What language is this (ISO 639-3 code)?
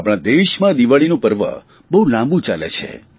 guj